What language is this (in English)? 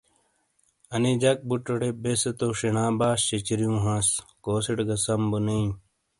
Shina